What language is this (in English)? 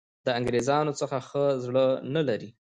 Pashto